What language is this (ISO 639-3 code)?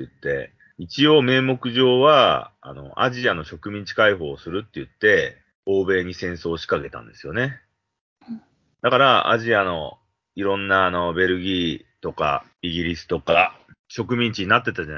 jpn